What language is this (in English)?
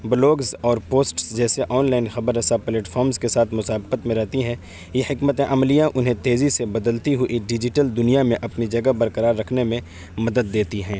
Urdu